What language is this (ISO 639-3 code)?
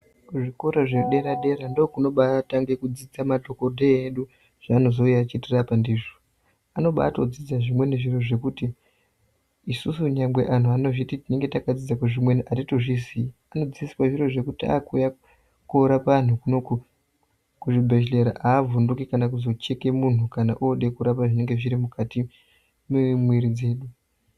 ndc